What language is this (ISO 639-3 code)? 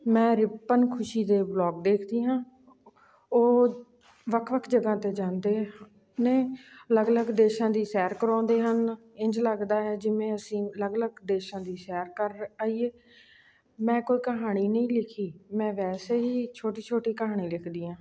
pan